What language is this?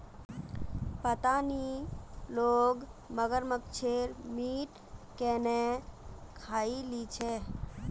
Magahi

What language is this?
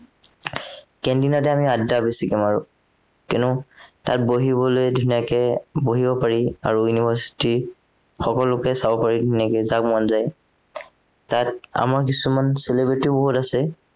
Assamese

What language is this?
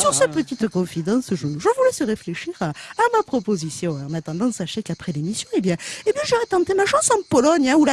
French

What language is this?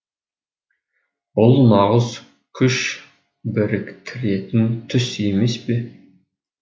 Kazakh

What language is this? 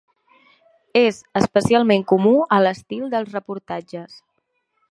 Catalan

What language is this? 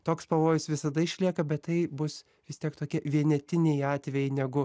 Lithuanian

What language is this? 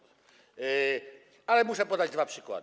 Polish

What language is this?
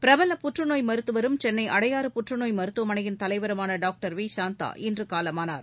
Tamil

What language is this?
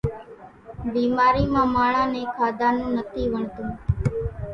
Kachi Koli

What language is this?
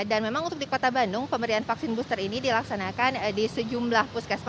Indonesian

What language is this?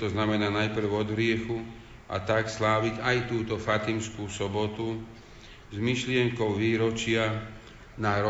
Slovak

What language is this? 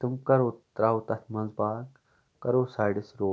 Kashmiri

